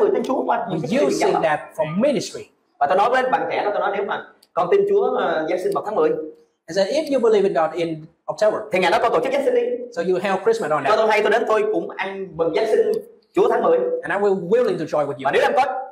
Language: Vietnamese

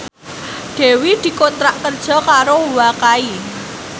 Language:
Javanese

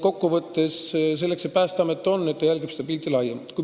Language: Estonian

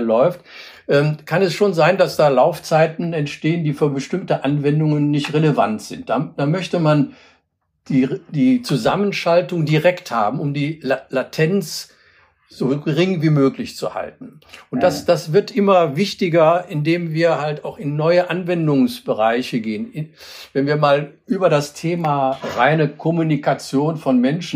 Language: German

